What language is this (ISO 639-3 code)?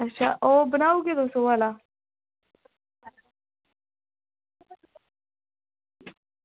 doi